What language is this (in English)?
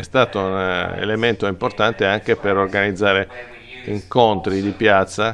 Italian